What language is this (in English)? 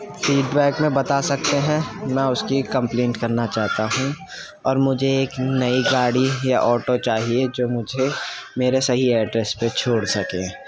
Urdu